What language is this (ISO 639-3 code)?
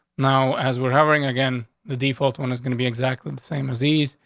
eng